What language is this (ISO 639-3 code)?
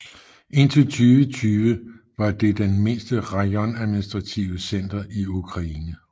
dan